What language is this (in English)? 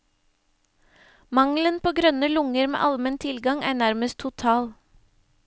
Norwegian